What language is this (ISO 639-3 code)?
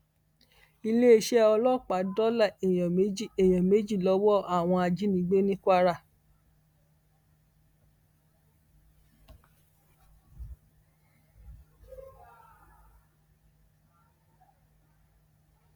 yor